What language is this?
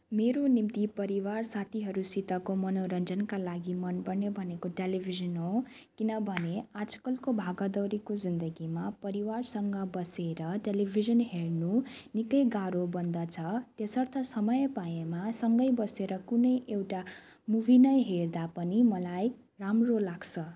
Nepali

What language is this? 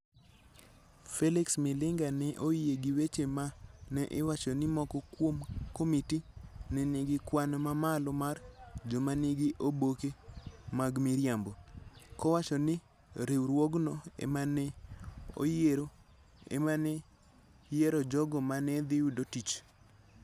Luo (Kenya and Tanzania)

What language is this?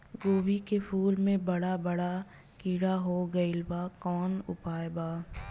Bhojpuri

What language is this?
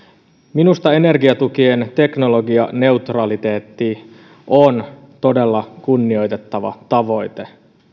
Finnish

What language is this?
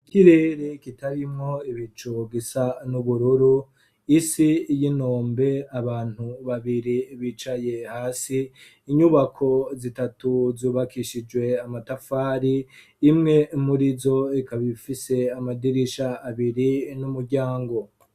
Rundi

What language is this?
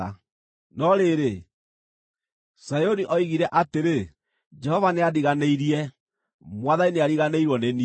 Kikuyu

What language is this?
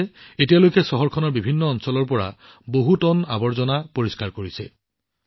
Assamese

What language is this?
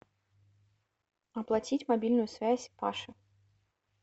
Russian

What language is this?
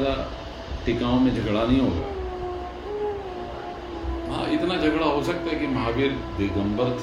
Hindi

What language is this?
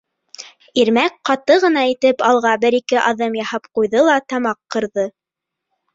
Bashkir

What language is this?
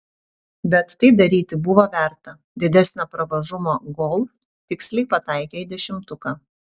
Lithuanian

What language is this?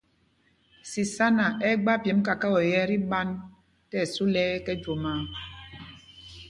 Mpumpong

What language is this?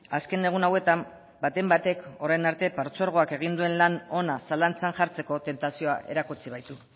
Basque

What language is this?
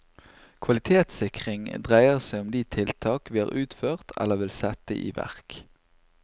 Norwegian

